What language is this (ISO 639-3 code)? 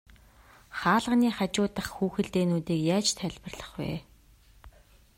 mon